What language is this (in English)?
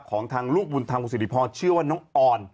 Thai